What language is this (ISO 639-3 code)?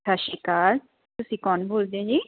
pan